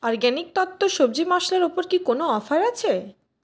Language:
Bangla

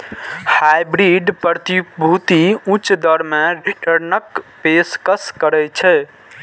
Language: Maithili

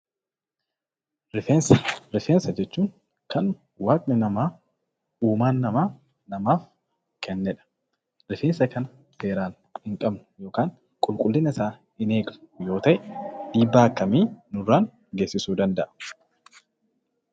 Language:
Oromo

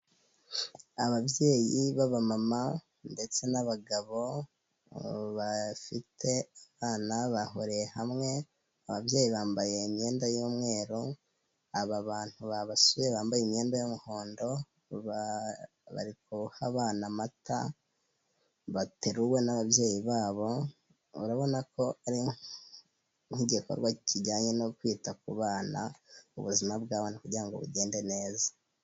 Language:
Kinyarwanda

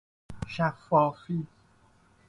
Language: Persian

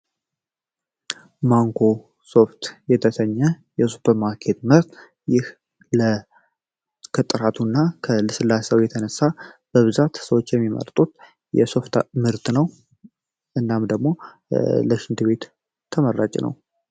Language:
Amharic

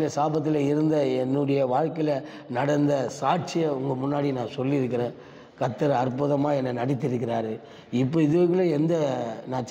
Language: Tamil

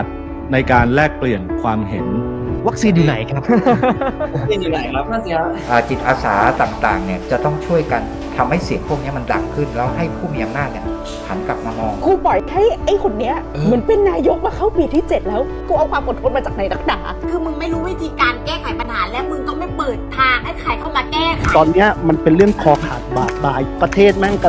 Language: Thai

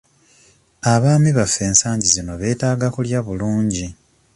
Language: Ganda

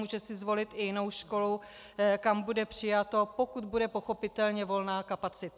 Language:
Czech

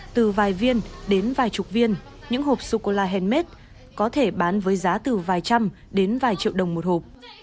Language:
Vietnamese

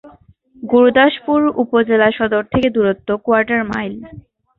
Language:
Bangla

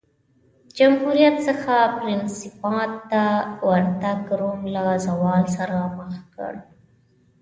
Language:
Pashto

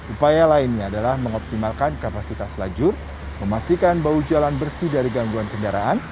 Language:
Indonesian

